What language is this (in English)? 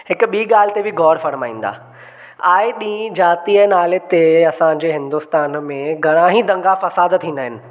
Sindhi